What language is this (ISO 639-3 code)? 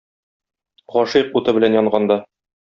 tat